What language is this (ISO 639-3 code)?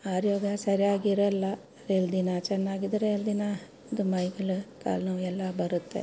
kan